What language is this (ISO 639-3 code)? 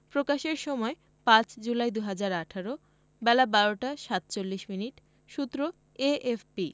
ben